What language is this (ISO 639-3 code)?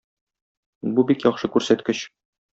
tat